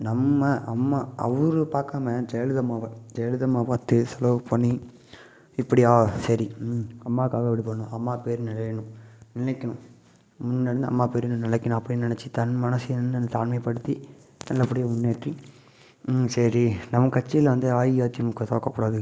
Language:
Tamil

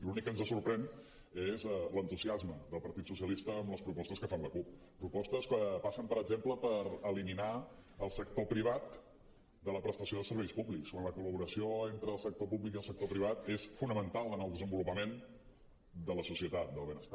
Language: Catalan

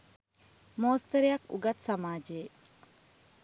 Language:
Sinhala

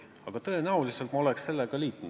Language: Estonian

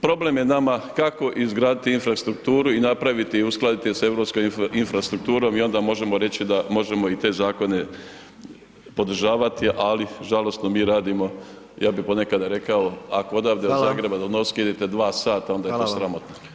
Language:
Croatian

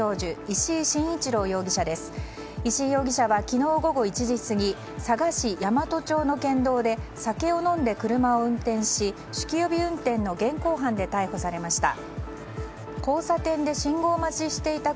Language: Japanese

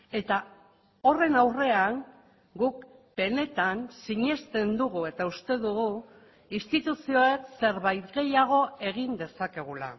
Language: Basque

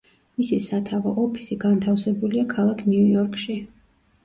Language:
Georgian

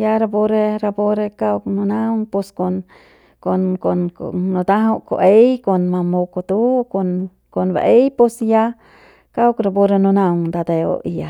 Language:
Central Pame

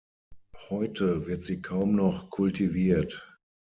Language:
German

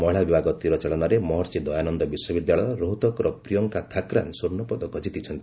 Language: Odia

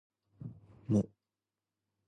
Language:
Japanese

